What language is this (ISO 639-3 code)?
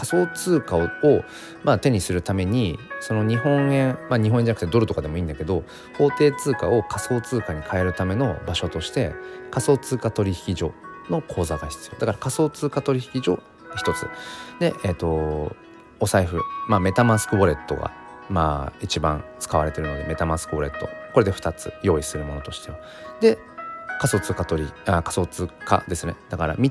jpn